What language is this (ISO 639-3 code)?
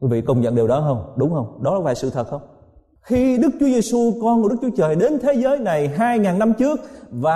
vie